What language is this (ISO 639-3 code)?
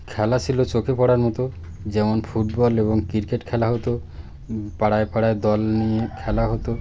ben